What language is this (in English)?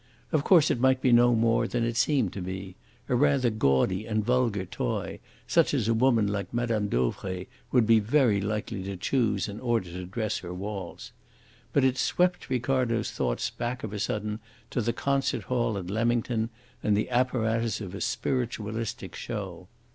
English